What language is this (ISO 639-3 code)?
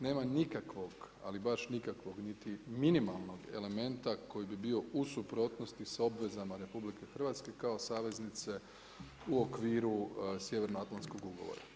hrv